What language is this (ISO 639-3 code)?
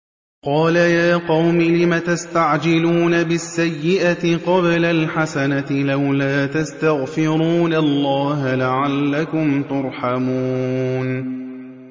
ara